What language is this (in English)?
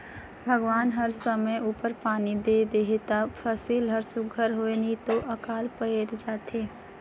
Chhattisgarhi